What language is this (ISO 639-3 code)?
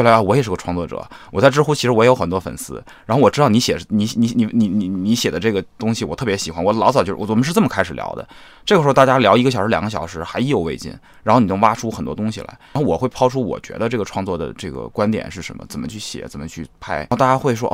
zho